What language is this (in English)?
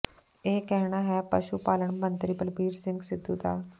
Punjabi